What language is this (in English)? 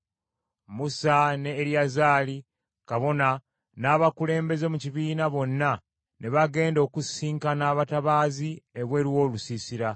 Ganda